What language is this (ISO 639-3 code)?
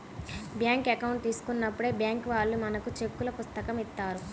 tel